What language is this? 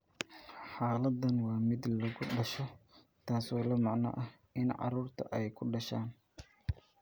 Somali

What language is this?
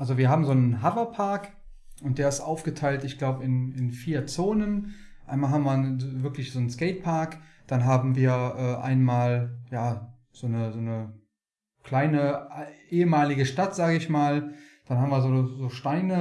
German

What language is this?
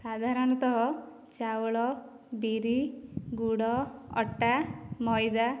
Odia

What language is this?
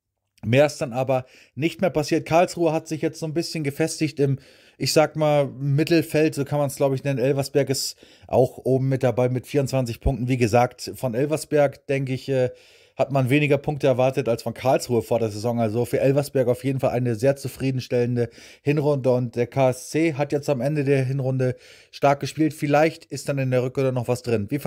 German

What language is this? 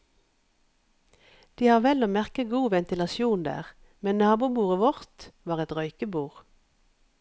Norwegian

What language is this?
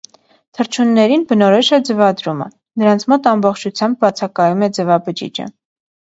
Armenian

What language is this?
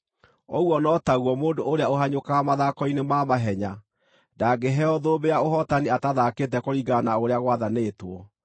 Kikuyu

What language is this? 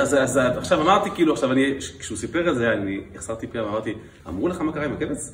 Hebrew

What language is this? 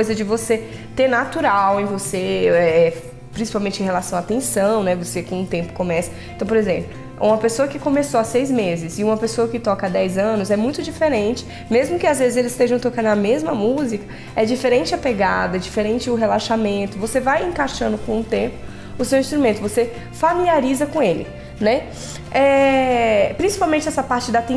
Portuguese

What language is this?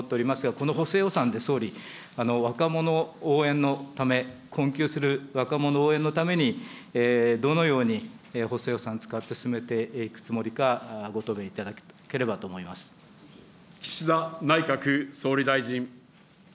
Japanese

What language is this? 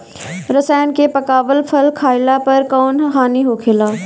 Bhojpuri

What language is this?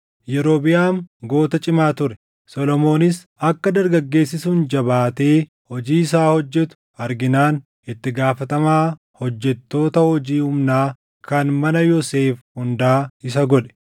Oromo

